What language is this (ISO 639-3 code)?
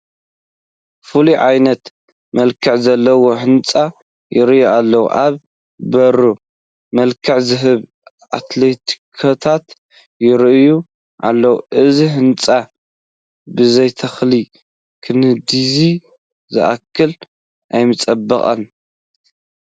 tir